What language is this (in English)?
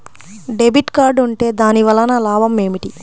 Telugu